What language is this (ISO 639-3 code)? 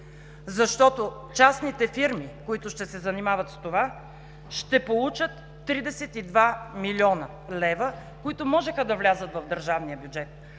bul